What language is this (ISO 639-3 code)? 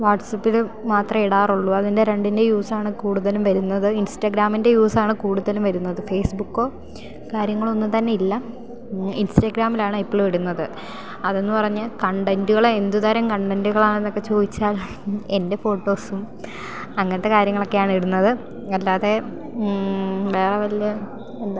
mal